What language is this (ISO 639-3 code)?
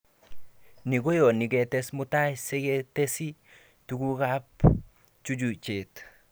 kln